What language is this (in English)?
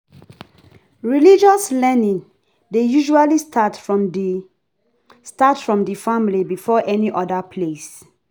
Nigerian Pidgin